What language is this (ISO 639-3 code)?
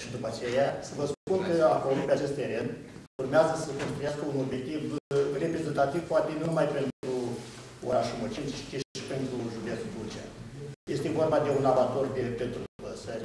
ron